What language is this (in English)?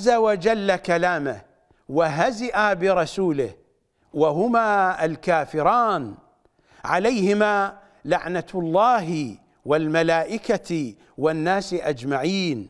Arabic